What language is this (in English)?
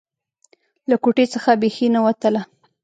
Pashto